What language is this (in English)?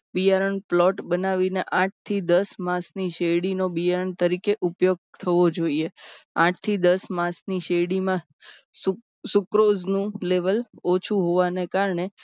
Gujarati